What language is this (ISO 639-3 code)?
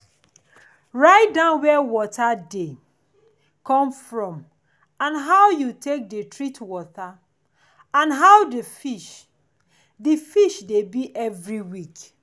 pcm